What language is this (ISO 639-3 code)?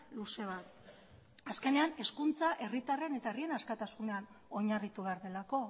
eus